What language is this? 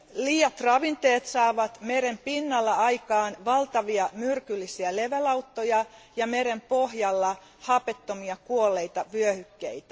Finnish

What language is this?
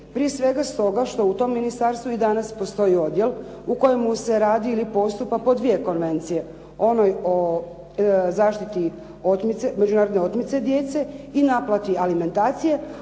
Croatian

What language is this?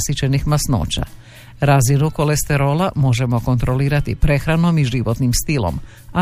Croatian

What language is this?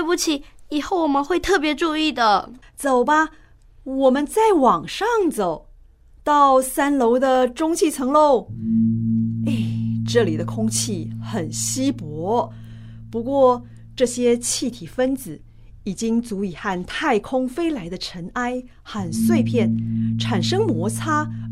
Chinese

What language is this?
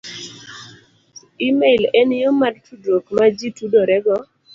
Luo (Kenya and Tanzania)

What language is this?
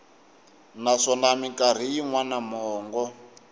Tsonga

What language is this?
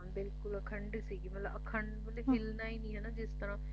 Punjabi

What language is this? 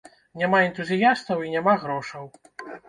Belarusian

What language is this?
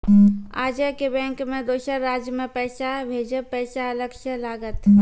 Maithili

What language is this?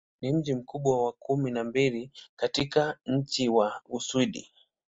Swahili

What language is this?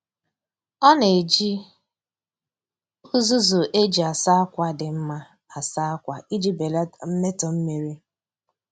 Igbo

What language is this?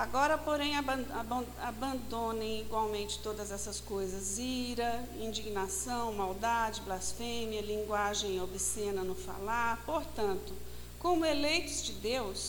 Portuguese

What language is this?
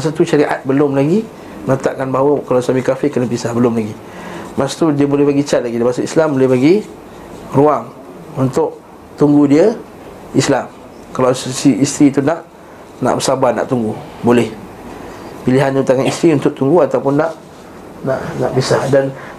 Malay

